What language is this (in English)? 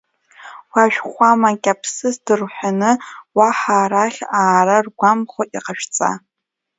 Abkhazian